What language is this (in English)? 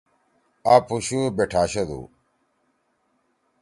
Torwali